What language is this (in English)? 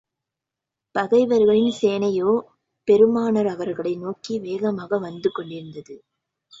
Tamil